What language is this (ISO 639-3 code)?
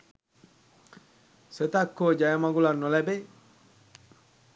sin